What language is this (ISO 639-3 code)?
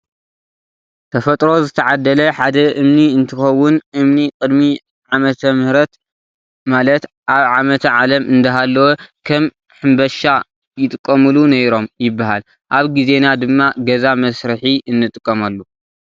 tir